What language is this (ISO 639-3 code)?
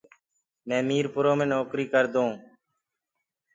ggg